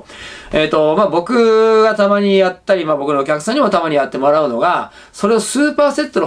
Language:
Japanese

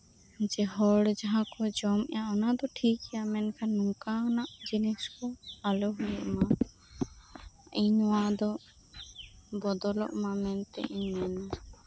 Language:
Santali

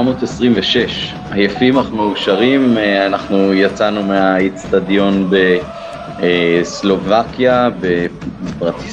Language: Hebrew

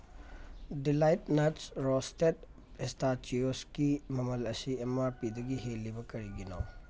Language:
Manipuri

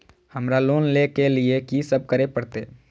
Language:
Maithili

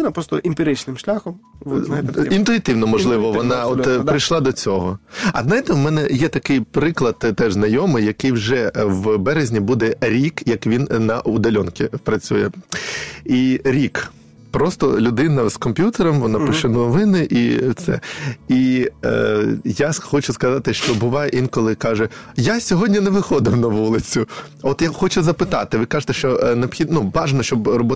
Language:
Ukrainian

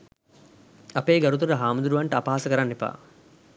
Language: Sinhala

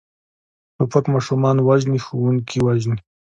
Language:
Pashto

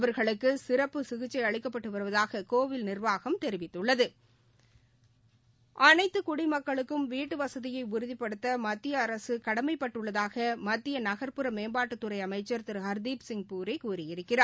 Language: Tamil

